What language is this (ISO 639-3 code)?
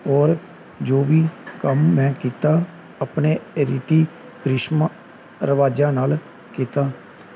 pan